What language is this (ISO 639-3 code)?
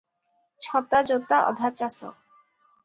ori